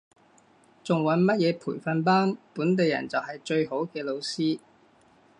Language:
Cantonese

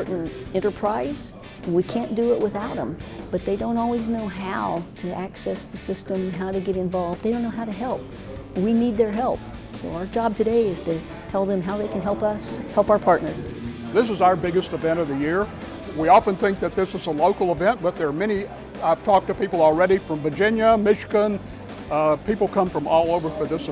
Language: English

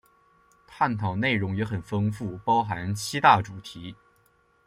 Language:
Chinese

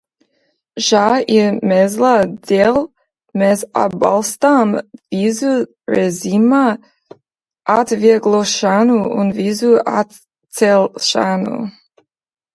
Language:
Latvian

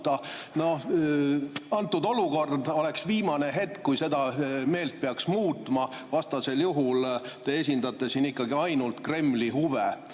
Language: Estonian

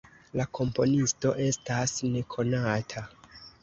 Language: Esperanto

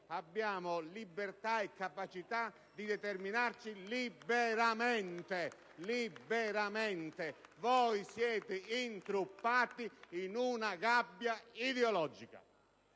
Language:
Italian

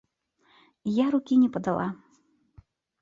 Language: Belarusian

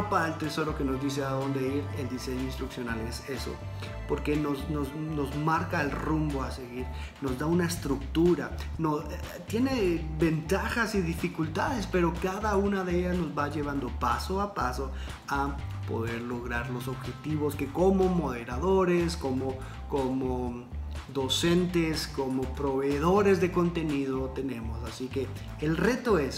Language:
Spanish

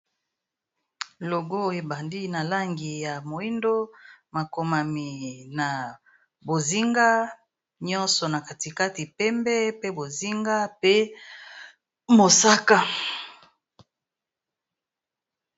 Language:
Lingala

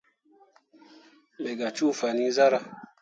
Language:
Mundang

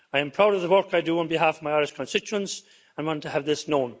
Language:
English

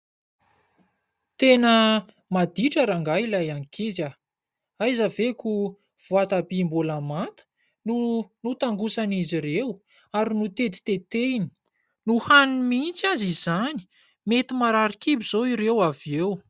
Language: Malagasy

